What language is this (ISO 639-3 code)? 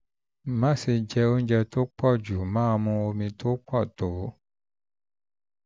yor